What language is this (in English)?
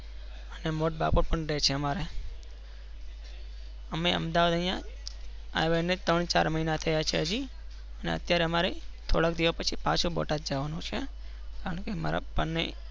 Gujarati